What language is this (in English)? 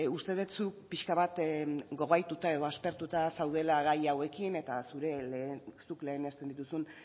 Basque